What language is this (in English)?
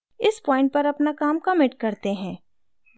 Hindi